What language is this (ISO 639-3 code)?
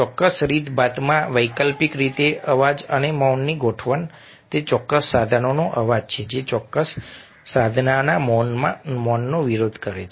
guj